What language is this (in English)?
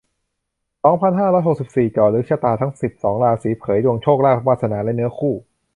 Thai